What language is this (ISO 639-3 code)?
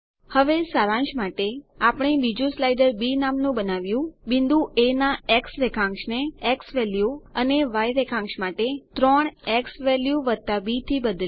guj